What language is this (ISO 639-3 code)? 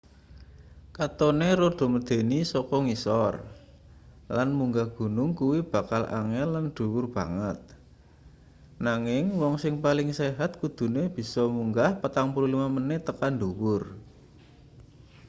jav